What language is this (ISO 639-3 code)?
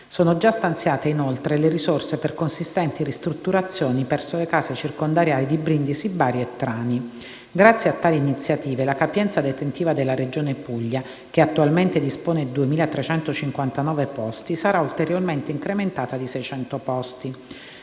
ita